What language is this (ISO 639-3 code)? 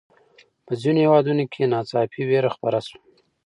pus